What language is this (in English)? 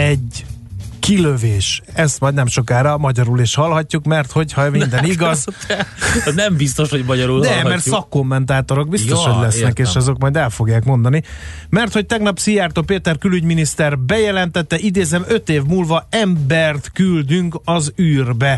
Hungarian